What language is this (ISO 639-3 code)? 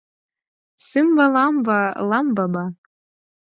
chm